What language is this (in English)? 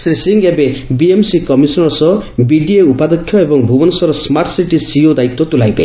Odia